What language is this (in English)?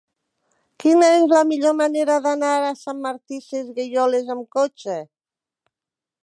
Catalan